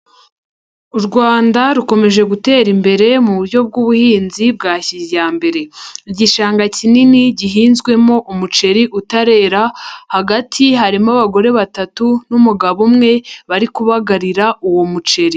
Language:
Kinyarwanda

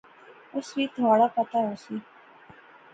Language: Pahari-Potwari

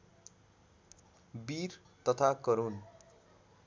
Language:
Nepali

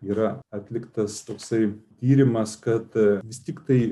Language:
Lithuanian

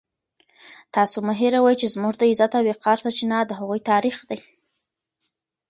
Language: Pashto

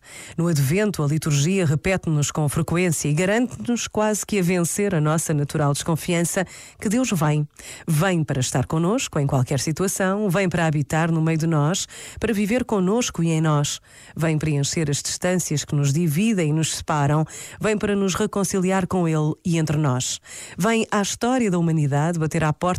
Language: Portuguese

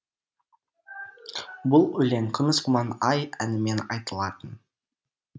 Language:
Kazakh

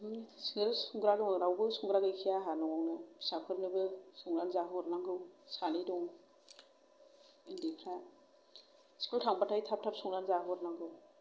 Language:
Bodo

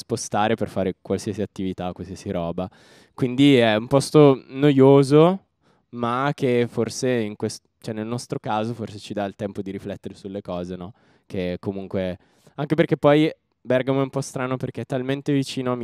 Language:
Italian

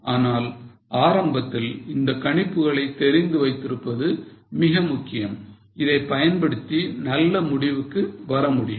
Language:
Tamil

